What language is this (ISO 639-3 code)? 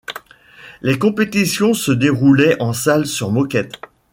fra